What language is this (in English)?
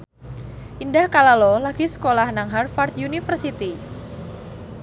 Javanese